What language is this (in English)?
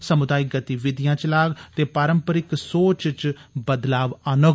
Dogri